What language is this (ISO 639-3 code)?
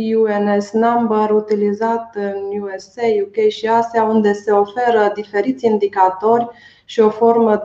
ron